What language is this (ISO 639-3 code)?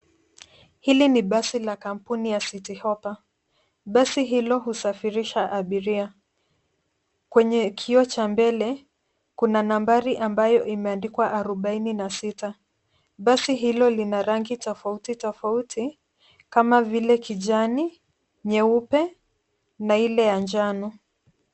swa